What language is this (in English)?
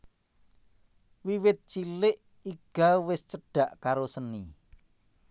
Javanese